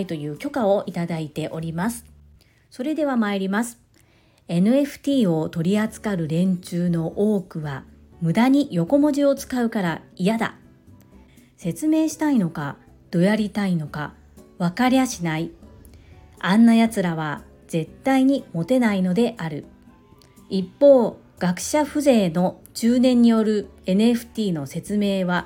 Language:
Japanese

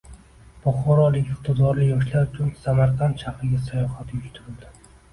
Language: Uzbek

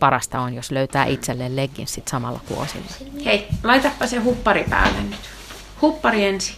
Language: Finnish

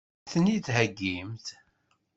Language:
Kabyle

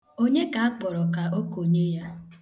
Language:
Igbo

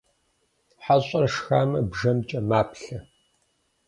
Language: Kabardian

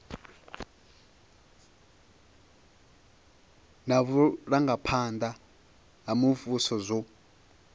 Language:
Venda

